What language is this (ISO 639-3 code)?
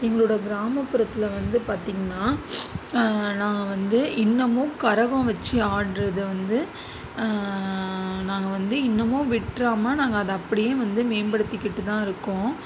tam